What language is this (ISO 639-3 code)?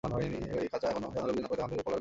ben